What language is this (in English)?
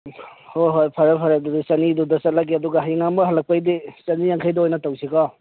Manipuri